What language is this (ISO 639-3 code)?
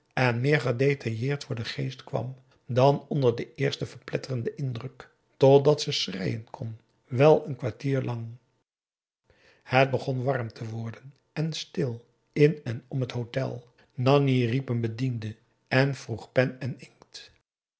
nld